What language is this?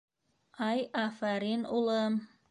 Bashkir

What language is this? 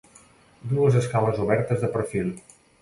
Catalan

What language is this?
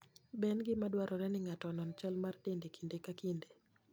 Luo (Kenya and Tanzania)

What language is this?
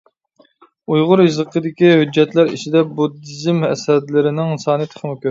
Uyghur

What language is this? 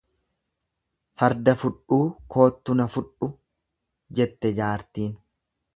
Oromo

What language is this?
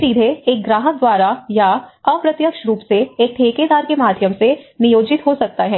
Hindi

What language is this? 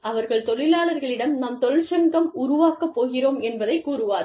Tamil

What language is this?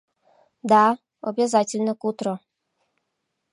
Mari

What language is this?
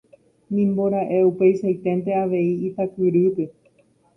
Guarani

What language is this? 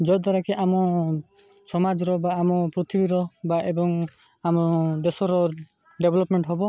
Odia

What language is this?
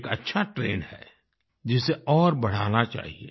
Hindi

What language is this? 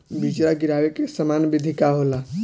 Bhojpuri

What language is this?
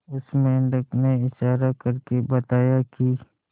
Hindi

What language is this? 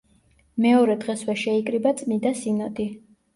Georgian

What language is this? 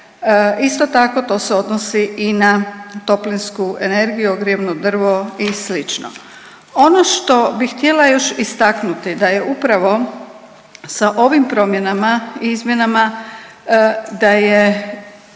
Croatian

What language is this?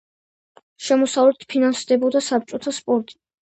Georgian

